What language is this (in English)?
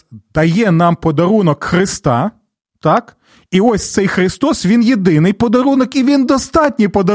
Ukrainian